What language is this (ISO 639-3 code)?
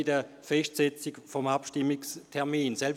gsw